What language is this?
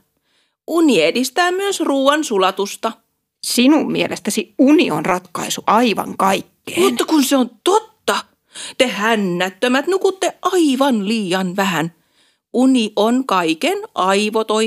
Finnish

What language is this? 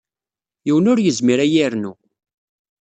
Kabyle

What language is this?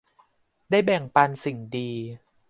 Thai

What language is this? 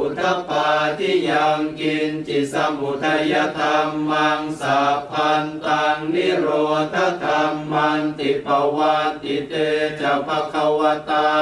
Thai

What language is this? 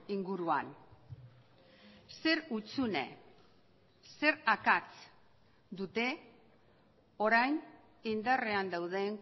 Basque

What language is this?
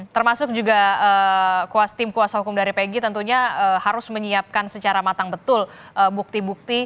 Indonesian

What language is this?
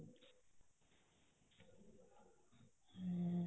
Punjabi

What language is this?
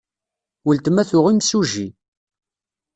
Kabyle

